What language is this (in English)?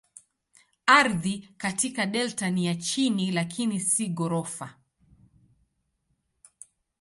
Swahili